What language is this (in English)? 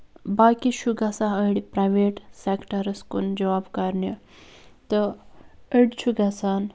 Kashmiri